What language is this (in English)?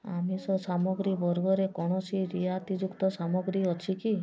Odia